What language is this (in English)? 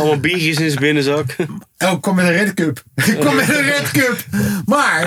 Dutch